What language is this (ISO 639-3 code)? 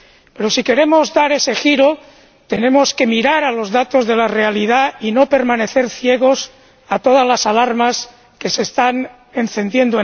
spa